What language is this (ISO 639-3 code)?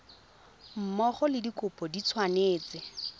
tsn